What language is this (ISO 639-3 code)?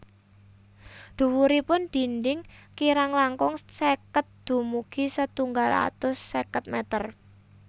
jav